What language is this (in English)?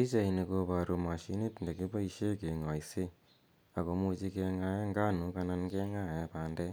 Kalenjin